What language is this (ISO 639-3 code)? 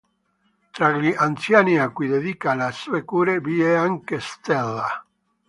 ita